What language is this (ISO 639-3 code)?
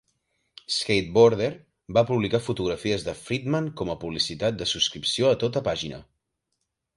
cat